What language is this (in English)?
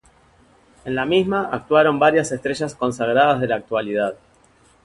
Spanish